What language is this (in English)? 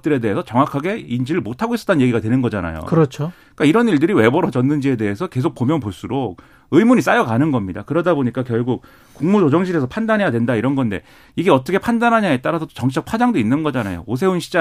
Korean